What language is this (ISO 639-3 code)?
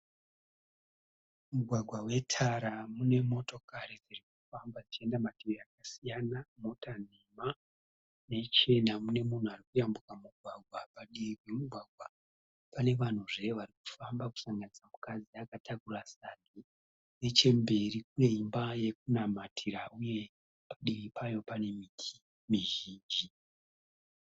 sna